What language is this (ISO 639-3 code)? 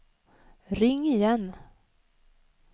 swe